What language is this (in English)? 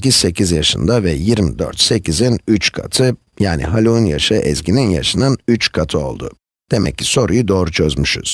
Turkish